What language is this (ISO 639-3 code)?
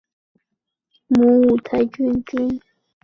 zho